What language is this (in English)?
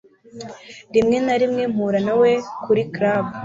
Kinyarwanda